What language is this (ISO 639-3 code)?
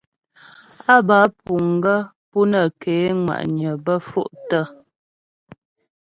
bbj